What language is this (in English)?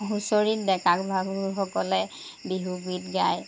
Assamese